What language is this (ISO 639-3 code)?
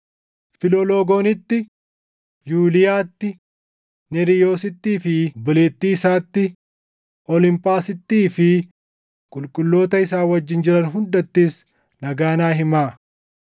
orm